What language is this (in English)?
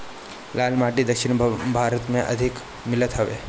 Bhojpuri